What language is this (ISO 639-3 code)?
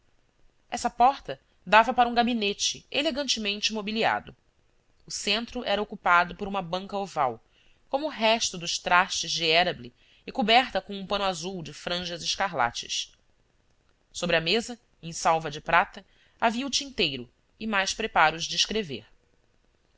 por